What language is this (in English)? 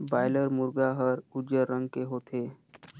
Chhattisgarhi